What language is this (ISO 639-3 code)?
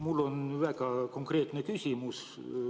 est